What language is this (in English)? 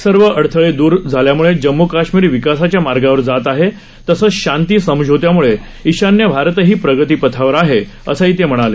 Marathi